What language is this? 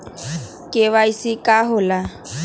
Magahi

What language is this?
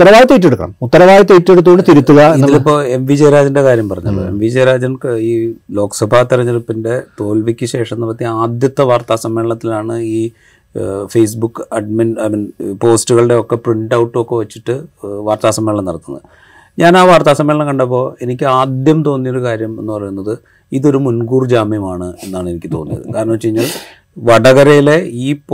Malayalam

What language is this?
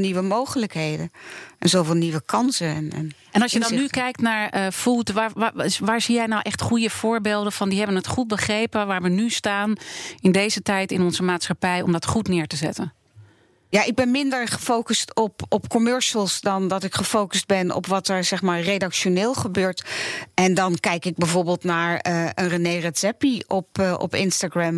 Dutch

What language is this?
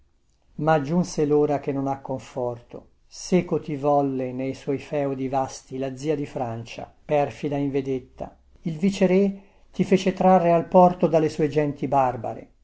Italian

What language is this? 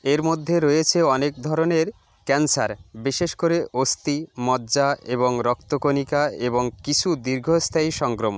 Bangla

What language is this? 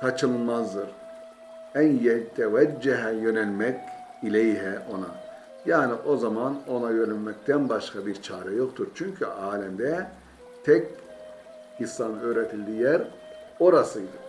Turkish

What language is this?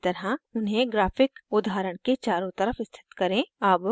Hindi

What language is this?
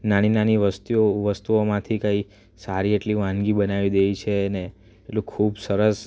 Gujarati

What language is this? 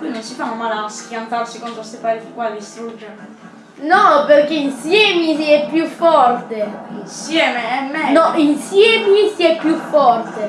Italian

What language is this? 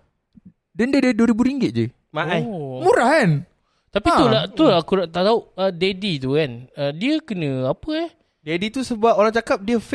Malay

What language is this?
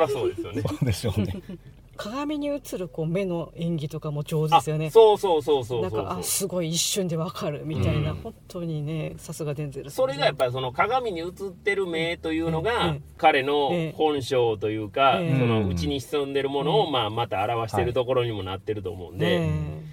Japanese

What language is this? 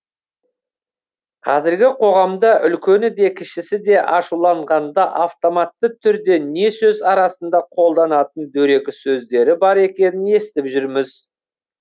Kazakh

